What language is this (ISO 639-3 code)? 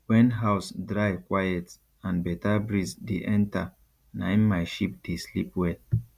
pcm